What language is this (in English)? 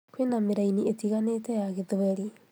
Kikuyu